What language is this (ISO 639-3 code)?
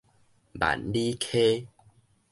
nan